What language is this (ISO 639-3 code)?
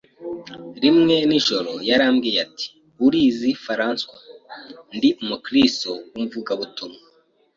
kin